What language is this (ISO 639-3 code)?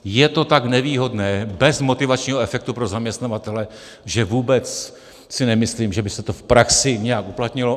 ces